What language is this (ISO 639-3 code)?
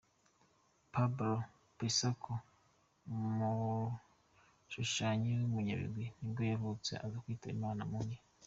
kin